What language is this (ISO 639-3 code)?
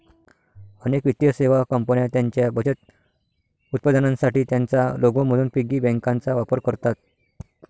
mar